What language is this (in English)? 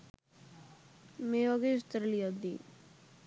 Sinhala